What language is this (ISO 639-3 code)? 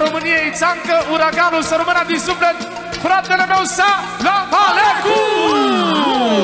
ron